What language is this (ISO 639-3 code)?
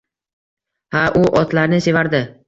uzb